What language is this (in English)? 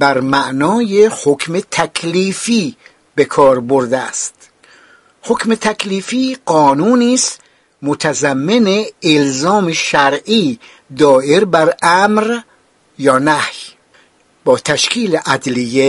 Persian